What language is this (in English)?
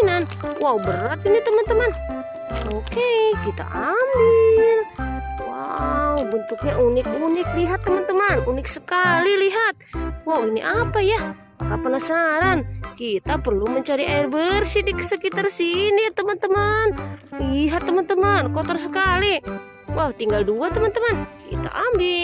Indonesian